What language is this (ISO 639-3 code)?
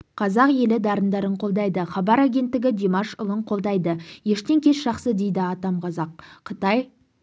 kaz